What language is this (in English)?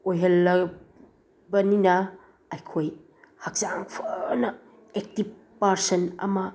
Manipuri